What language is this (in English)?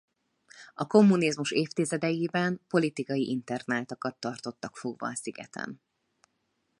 Hungarian